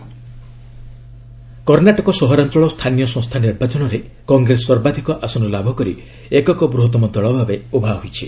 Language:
Odia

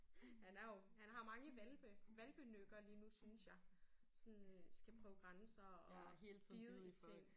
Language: Danish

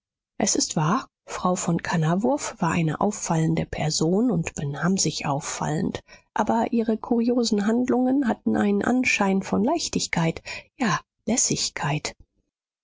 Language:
German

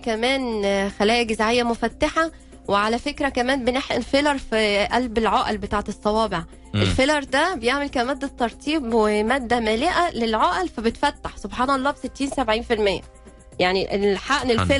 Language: Arabic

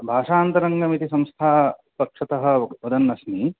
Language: Sanskrit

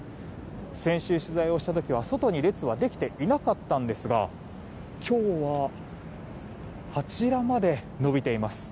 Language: Japanese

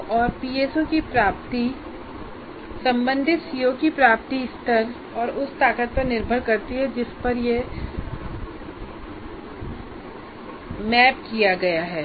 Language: Hindi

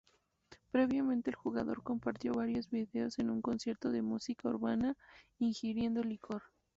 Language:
Spanish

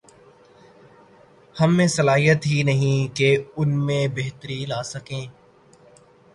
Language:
Urdu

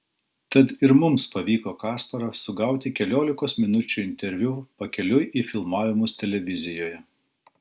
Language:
Lithuanian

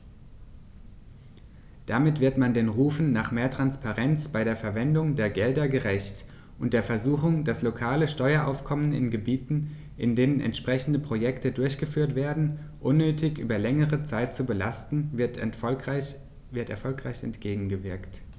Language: German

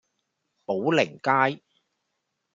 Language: Cantonese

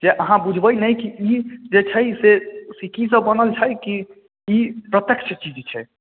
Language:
Maithili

